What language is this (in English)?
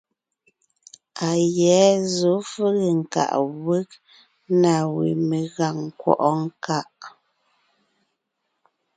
Ngiemboon